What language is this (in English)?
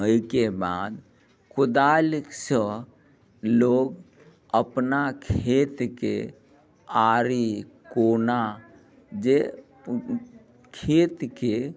Maithili